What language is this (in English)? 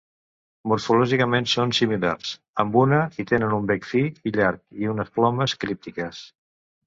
Catalan